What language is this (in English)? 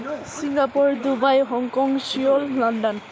Nepali